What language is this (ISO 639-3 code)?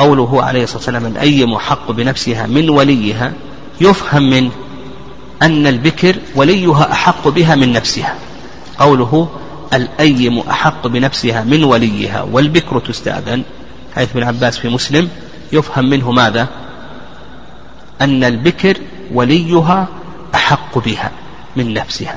ara